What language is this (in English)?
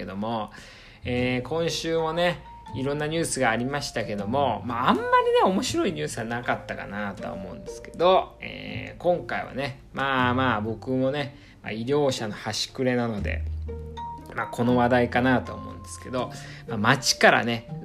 Japanese